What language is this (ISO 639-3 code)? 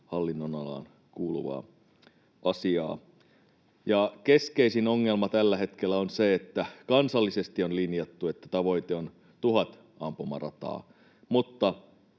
fin